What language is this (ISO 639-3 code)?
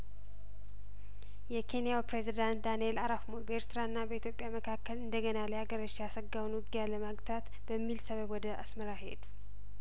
amh